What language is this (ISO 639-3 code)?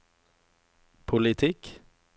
nor